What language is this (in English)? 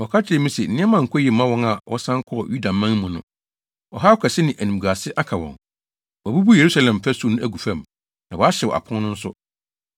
Akan